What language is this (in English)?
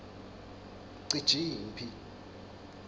Swati